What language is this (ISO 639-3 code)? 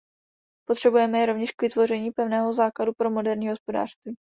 ces